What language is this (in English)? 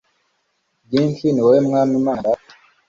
Kinyarwanda